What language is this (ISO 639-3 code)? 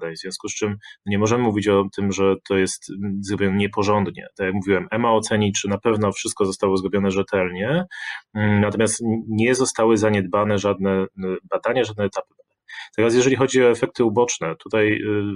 pol